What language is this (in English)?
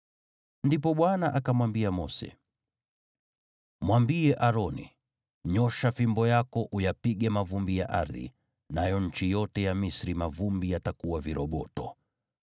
Swahili